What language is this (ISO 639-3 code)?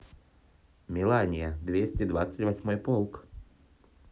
rus